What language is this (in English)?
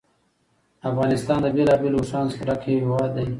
Pashto